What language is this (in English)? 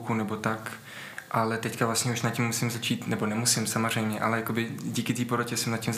Czech